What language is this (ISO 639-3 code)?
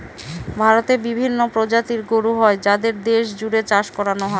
ben